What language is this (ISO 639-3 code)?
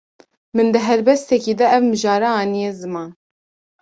kur